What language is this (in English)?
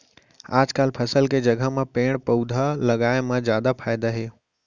Chhattisgarhi